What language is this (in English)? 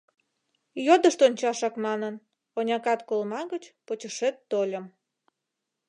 Mari